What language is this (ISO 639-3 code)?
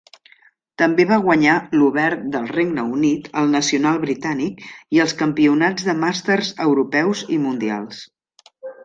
cat